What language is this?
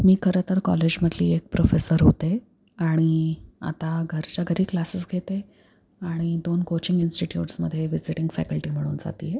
Marathi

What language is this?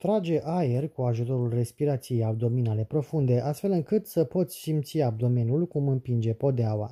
Romanian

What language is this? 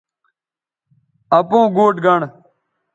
Bateri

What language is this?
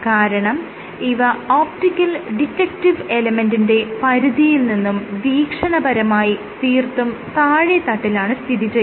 Malayalam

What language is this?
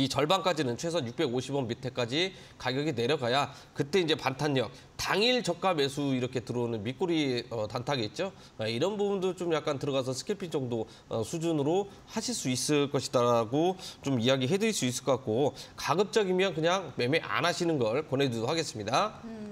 Korean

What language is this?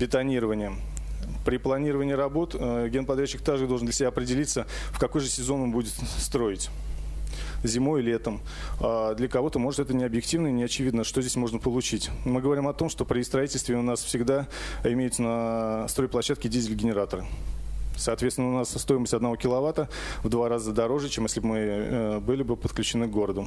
Russian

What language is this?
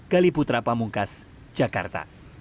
Indonesian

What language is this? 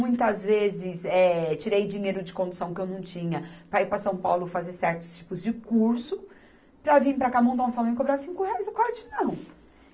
Portuguese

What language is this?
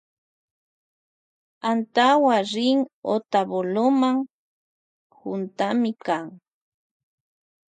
Loja Highland Quichua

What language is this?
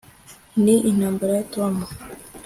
Kinyarwanda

